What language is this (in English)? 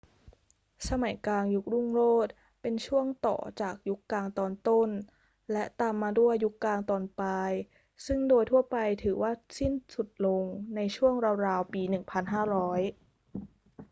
Thai